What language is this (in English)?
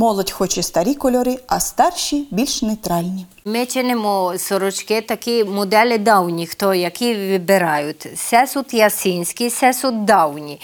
Ukrainian